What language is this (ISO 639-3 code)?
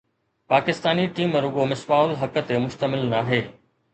snd